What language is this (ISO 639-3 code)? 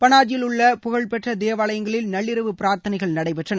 tam